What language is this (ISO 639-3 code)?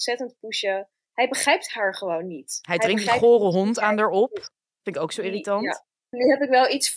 nld